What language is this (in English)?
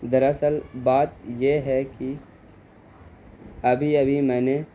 Urdu